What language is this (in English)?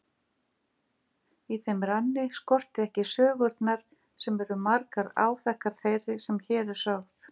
Icelandic